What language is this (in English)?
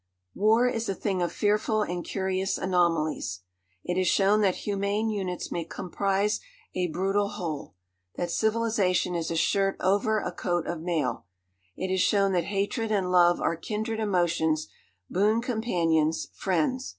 English